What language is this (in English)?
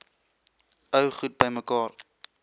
Afrikaans